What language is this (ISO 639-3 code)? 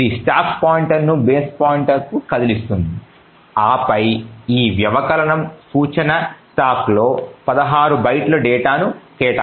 tel